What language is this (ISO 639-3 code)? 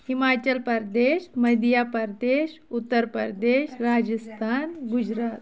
kas